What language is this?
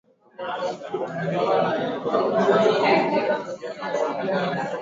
Swahili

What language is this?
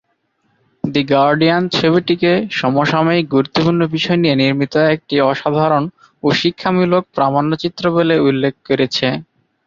Bangla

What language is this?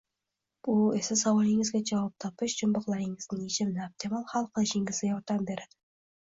Uzbek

